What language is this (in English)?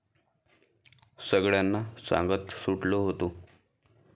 Marathi